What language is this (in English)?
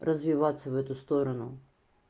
Russian